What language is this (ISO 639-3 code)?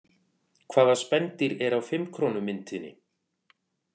isl